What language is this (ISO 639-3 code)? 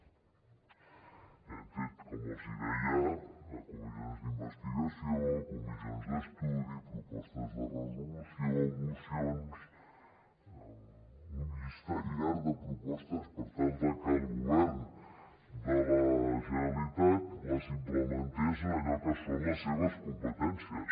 cat